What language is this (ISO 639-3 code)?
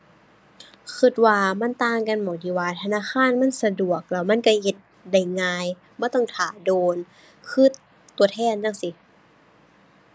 tha